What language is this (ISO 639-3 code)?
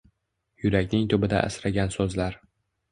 uzb